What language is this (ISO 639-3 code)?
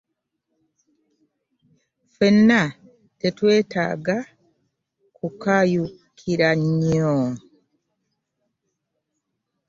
lug